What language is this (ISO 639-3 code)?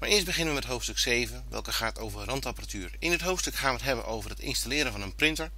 nld